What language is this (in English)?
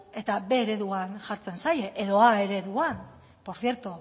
Basque